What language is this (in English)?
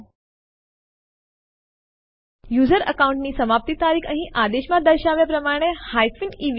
Gujarati